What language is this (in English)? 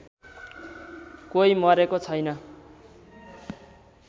Nepali